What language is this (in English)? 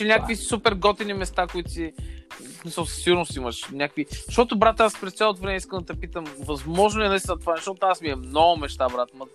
Bulgarian